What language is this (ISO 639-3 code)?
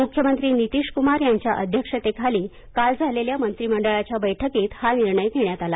mar